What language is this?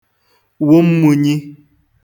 Igbo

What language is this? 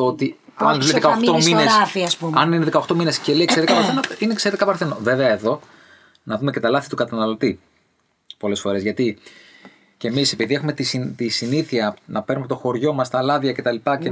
Greek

